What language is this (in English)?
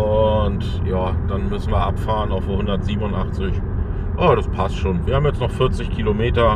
German